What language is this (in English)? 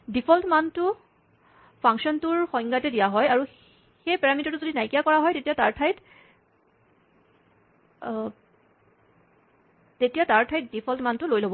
Assamese